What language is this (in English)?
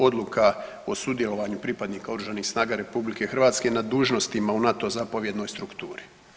Croatian